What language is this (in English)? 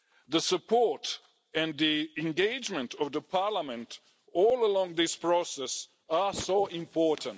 English